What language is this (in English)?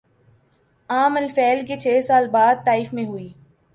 Urdu